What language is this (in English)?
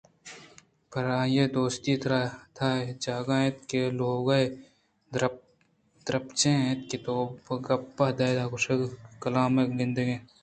Eastern Balochi